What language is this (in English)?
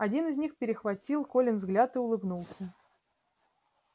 Russian